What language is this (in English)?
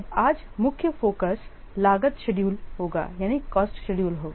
Hindi